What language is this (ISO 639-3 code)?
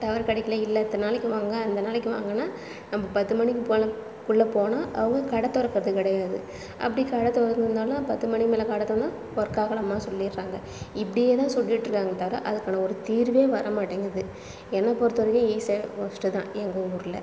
tam